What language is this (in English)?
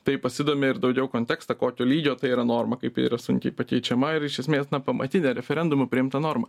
Lithuanian